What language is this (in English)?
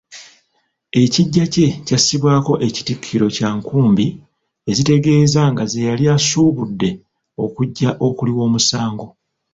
Ganda